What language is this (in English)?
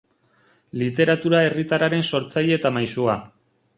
Basque